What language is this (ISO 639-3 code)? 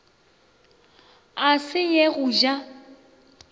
nso